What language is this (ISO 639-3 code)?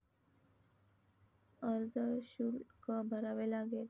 mar